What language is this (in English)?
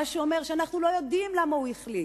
Hebrew